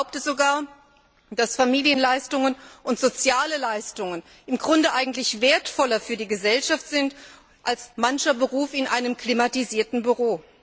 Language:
German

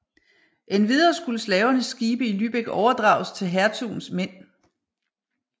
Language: Danish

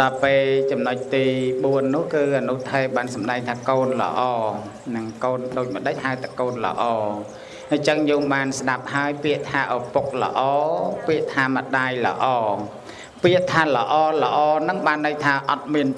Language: Vietnamese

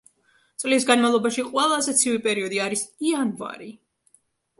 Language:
Georgian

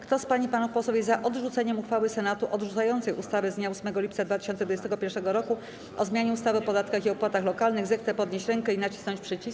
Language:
Polish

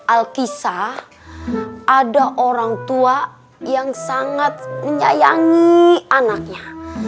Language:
Indonesian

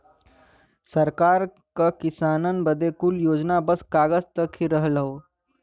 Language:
Bhojpuri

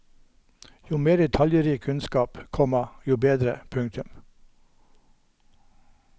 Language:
Norwegian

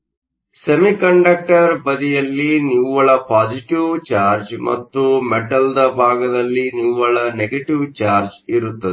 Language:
Kannada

